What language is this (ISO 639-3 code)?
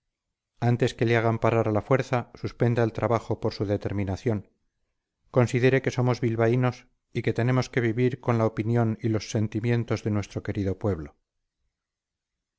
spa